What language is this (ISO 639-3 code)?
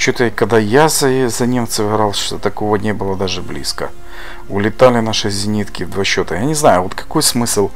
rus